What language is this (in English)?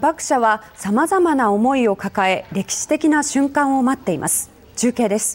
Japanese